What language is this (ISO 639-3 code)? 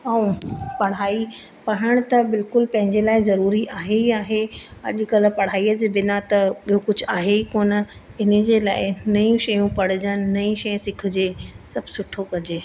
snd